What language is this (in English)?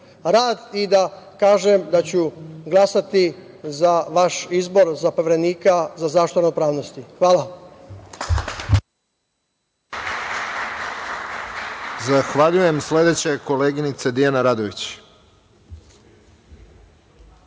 Serbian